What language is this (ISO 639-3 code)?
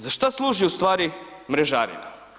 hrv